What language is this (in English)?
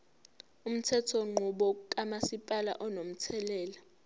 Zulu